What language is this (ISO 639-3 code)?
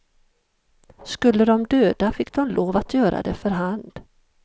swe